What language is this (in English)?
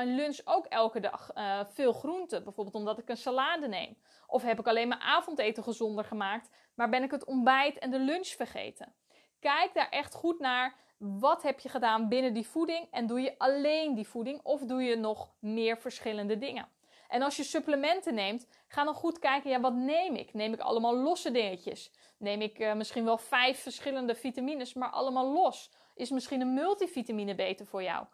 Dutch